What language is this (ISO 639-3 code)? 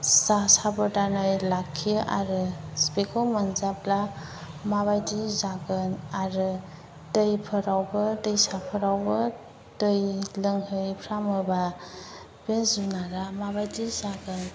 brx